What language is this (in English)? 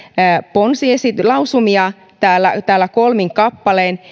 Finnish